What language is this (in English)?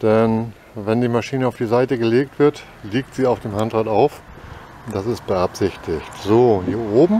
German